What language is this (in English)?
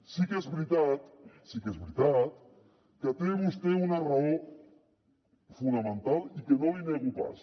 Catalan